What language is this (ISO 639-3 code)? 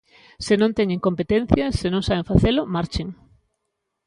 glg